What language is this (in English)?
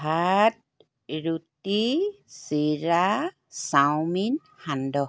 Assamese